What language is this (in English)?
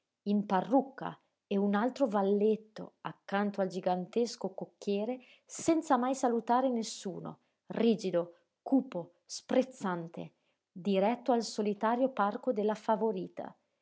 Italian